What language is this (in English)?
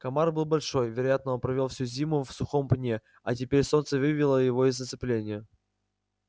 Russian